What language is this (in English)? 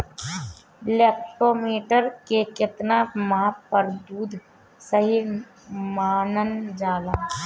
Bhojpuri